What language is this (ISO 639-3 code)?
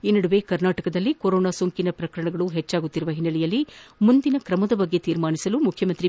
kan